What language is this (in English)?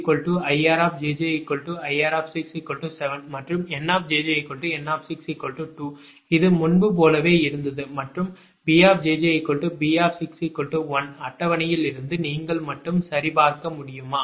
Tamil